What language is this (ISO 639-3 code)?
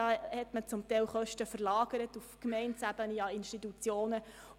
gsw